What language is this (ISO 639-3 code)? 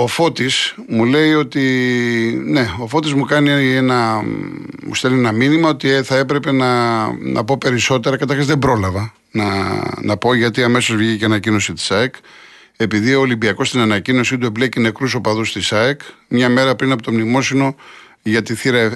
ell